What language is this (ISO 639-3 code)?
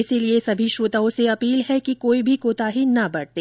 hin